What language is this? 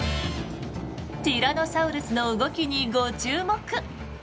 Japanese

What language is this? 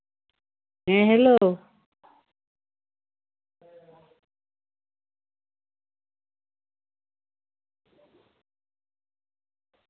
Santali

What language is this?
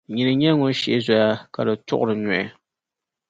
Dagbani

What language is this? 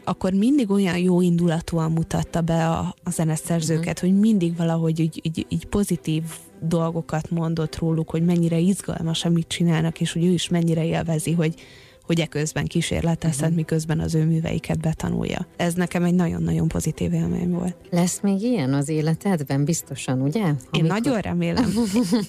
Hungarian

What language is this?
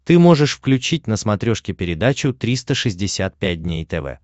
Russian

